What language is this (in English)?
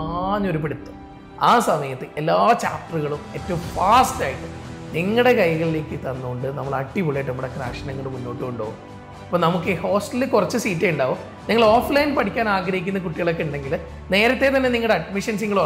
Indonesian